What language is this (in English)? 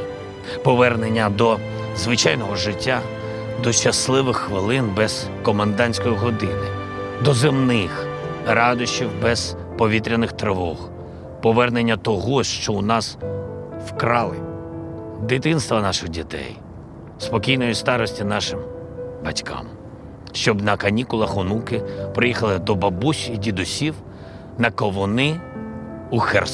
Ukrainian